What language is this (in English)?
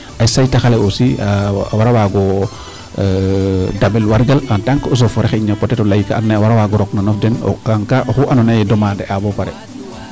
Serer